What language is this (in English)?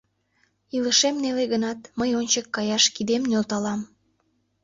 Mari